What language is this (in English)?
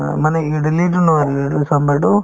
Assamese